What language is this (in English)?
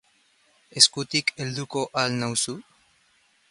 Basque